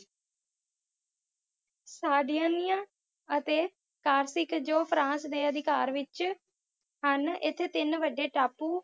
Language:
Punjabi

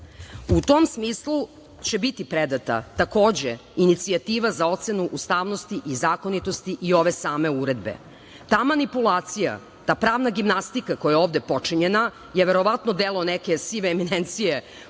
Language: Serbian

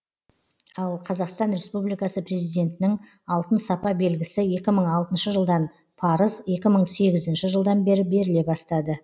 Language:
Kazakh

